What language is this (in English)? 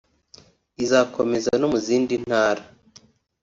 Kinyarwanda